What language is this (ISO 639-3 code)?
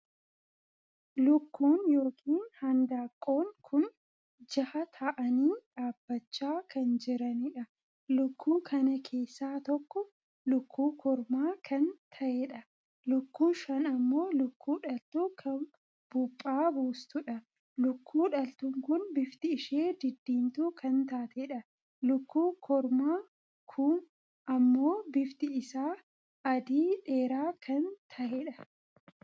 orm